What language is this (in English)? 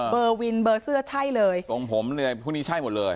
Thai